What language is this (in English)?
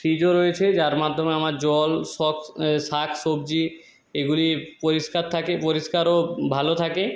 Bangla